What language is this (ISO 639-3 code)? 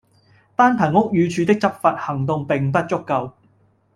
yue